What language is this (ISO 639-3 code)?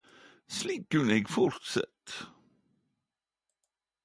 nno